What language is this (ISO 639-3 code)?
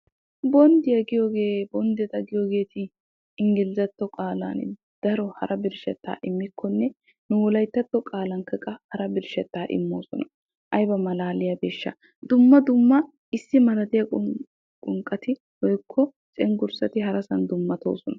wal